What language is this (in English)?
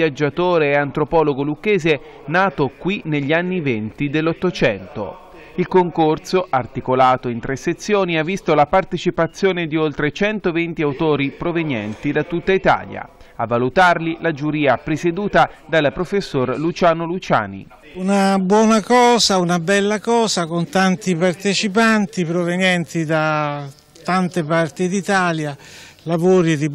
Italian